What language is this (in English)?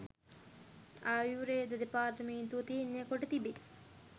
Sinhala